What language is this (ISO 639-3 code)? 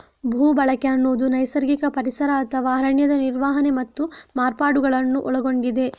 kan